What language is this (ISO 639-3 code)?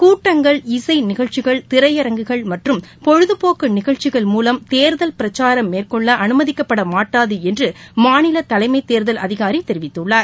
tam